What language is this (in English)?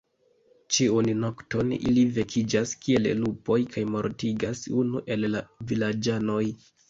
Esperanto